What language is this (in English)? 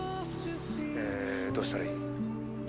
Japanese